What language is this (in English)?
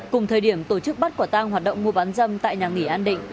Vietnamese